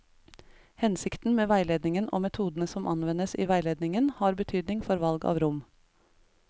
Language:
Norwegian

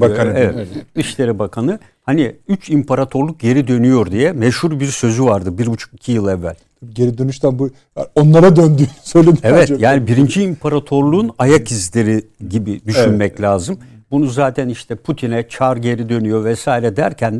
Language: Turkish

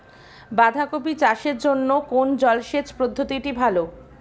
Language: Bangla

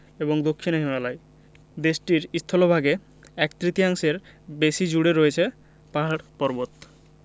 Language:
Bangla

